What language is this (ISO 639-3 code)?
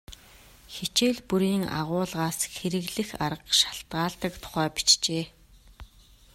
mon